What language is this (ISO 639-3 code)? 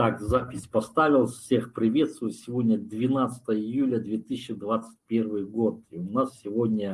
rus